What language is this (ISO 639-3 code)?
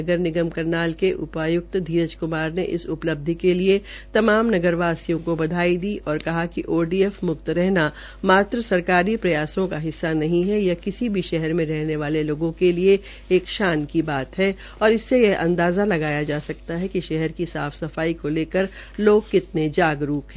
hin